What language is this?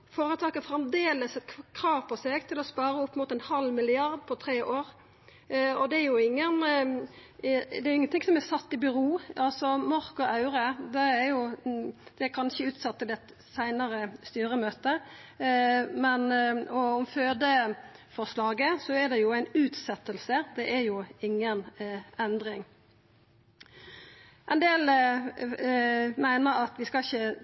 Norwegian Nynorsk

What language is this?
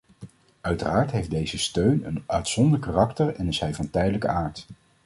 Dutch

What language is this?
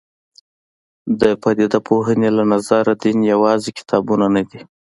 Pashto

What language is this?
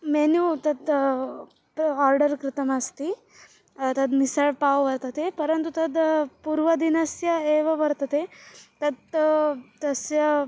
Sanskrit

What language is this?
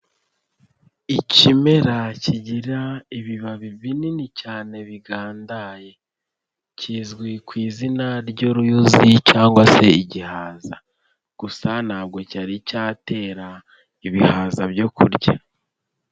Kinyarwanda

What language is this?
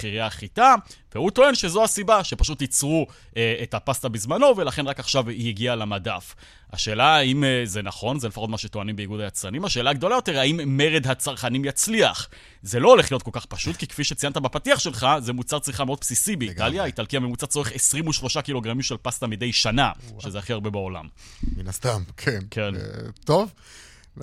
Hebrew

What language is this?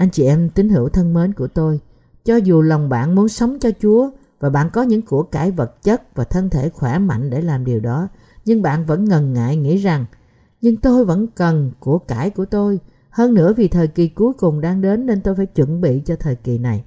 Vietnamese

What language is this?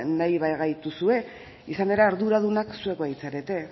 Basque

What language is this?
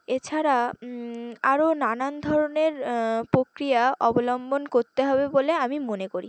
Bangla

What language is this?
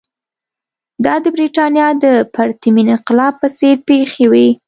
Pashto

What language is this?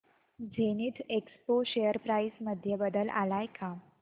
Marathi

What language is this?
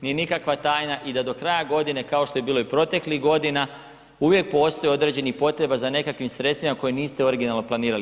Croatian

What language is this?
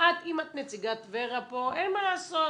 Hebrew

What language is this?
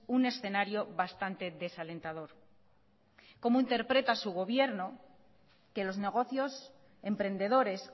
Spanish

